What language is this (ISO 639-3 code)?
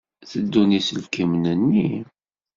kab